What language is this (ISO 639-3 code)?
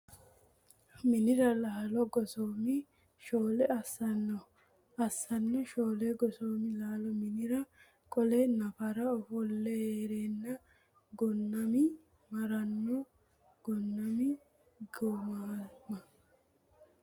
sid